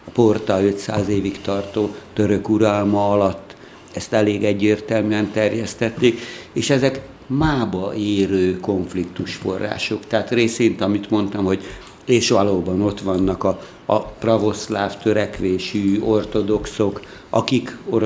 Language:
Hungarian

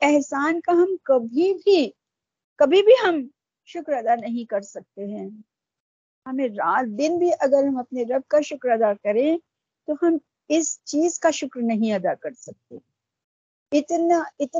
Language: Urdu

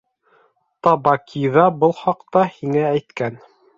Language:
Bashkir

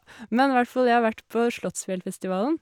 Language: Norwegian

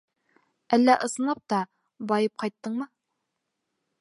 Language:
Bashkir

